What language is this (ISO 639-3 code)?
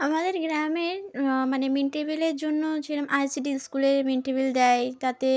ben